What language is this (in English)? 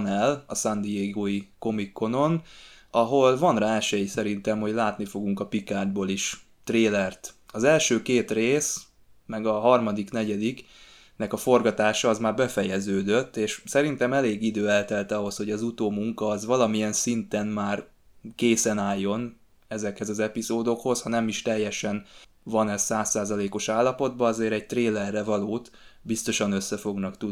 Hungarian